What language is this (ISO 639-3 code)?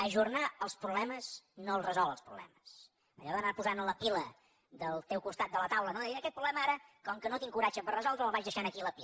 cat